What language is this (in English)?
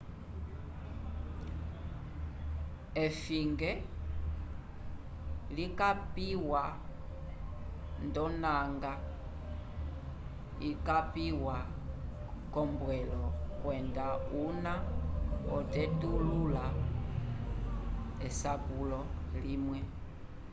Umbundu